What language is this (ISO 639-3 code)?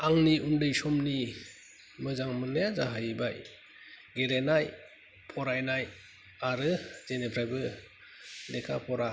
brx